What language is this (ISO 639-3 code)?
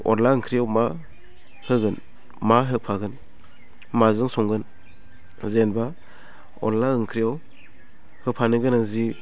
brx